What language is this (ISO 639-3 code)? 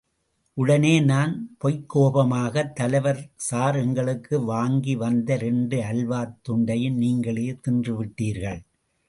tam